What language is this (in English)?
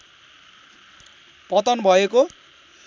Nepali